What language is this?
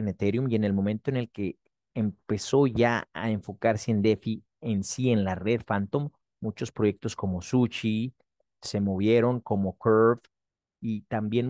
Spanish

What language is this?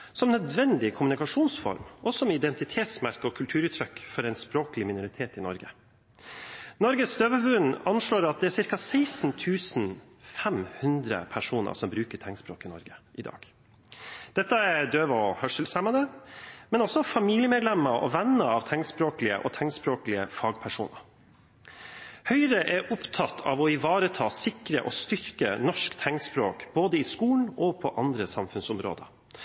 Norwegian Bokmål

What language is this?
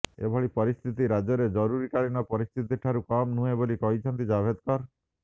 Odia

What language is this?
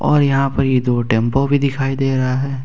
Hindi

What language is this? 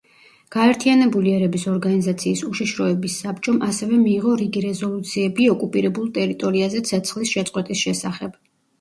Georgian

